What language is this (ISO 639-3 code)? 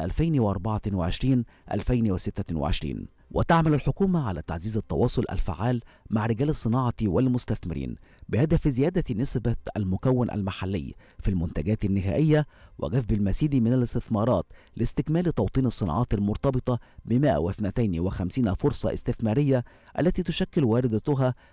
ara